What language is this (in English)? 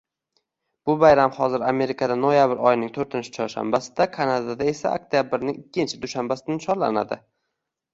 Uzbek